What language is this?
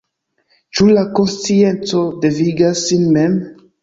Esperanto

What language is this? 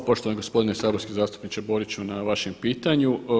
Croatian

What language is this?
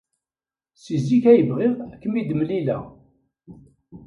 Kabyle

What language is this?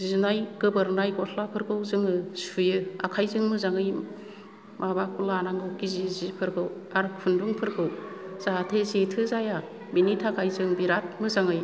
Bodo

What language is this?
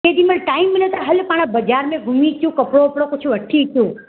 Sindhi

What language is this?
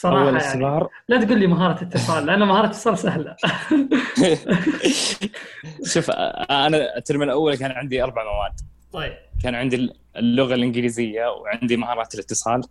Arabic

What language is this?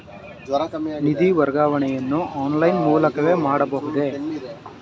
Kannada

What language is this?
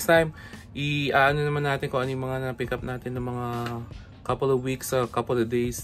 Filipino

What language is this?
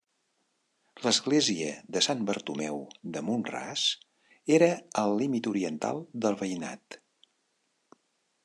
Catalan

